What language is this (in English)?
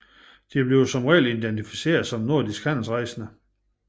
Danish